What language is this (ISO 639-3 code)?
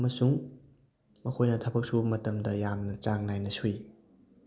mni